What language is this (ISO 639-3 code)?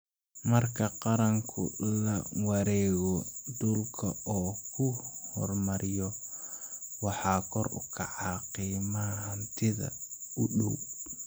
som